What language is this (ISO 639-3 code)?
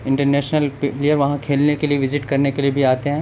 urd